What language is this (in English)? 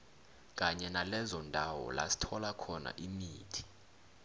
South Ndebele